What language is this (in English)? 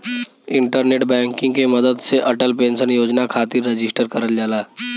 Bhojpuri